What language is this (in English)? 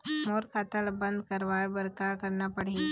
Chhattisgarhi